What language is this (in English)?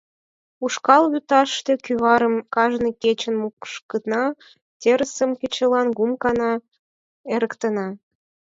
Mari